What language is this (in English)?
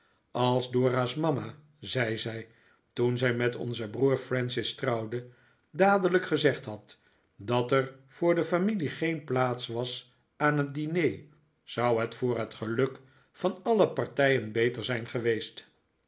Dutch